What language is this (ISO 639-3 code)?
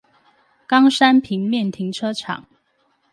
zho